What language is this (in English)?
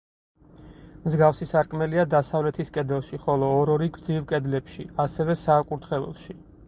Georgian